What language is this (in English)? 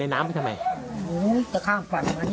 Thai